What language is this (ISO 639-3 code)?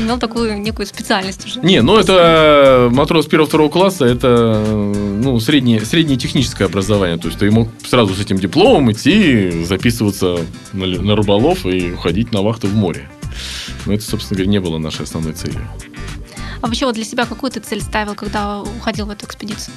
rus